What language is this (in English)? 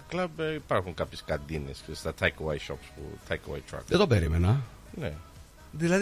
Greek